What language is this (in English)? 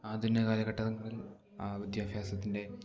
Malayalam